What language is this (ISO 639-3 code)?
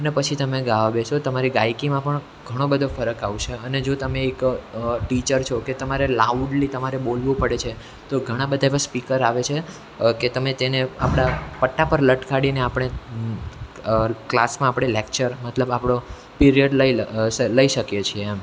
guj